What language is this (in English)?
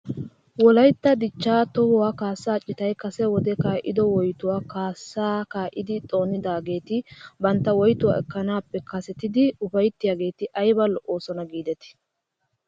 Wolaytta